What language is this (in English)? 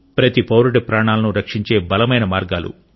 Telugu